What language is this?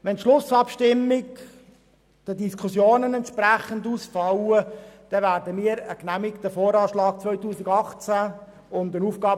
Swiss German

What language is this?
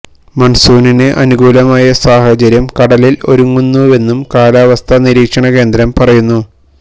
Malayalam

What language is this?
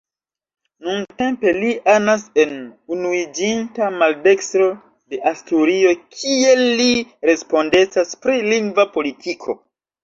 Esperanto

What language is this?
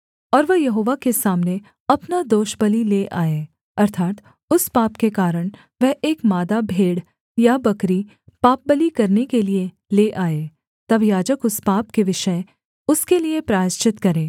Hindi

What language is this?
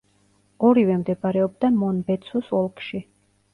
Georgian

